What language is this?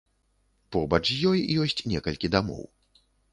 Belarusian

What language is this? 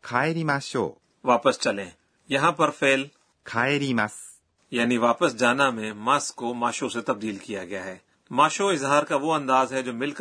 Urdu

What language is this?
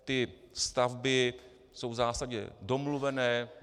Czech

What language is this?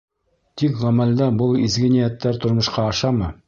Bashkir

